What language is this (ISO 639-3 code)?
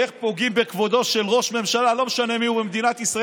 heb